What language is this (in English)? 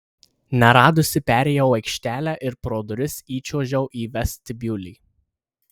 Lithuanian